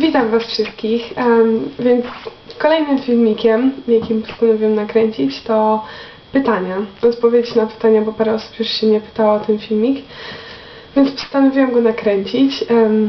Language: Polish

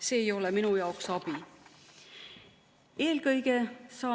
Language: Estonian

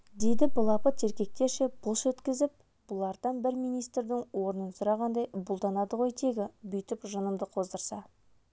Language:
Kazakh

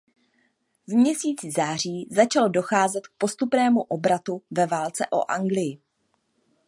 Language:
Czech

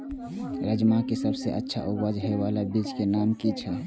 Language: Maithili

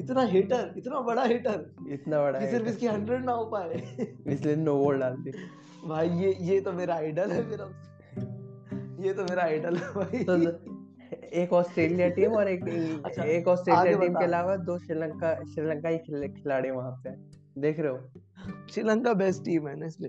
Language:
Hindi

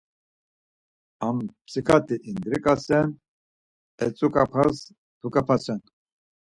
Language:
Laz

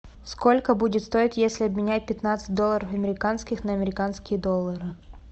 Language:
Russian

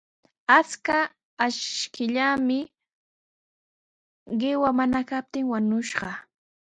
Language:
Sihuas Ancash Quechua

